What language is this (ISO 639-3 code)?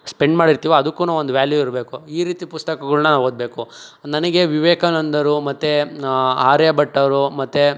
kan